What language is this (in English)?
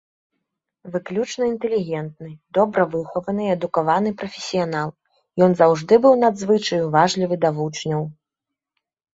Belarusian